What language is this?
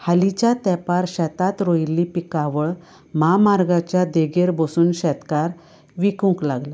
Konkani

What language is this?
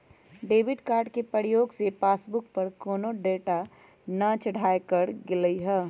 Magahi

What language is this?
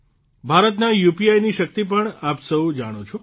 Gujarati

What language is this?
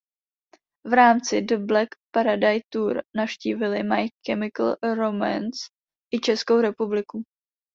Czech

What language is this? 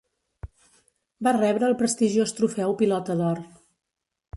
Catalan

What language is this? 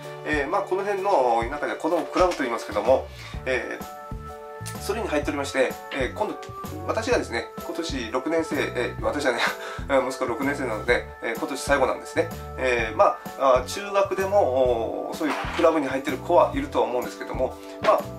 Japanese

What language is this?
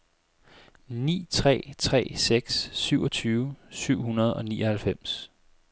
Danish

